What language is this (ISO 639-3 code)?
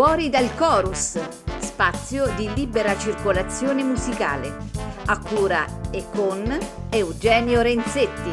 ita